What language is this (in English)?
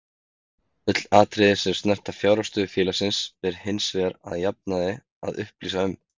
Icelandic